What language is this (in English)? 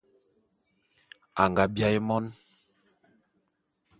Bulu